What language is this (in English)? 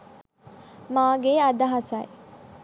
Sinhala